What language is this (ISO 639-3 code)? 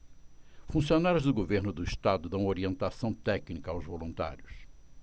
por